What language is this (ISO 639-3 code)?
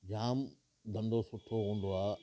snd